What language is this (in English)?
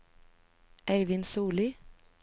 Norwegian